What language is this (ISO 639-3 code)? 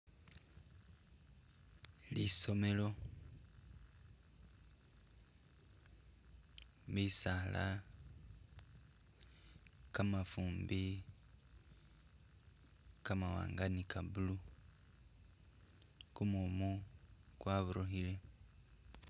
myx